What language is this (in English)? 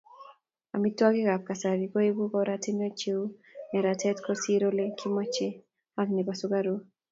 Kalenjin